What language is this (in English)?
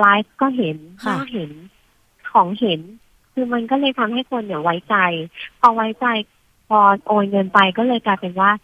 Thai